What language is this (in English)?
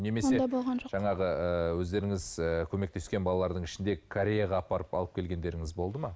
Kazakh